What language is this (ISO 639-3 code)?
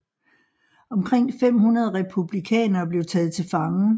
dan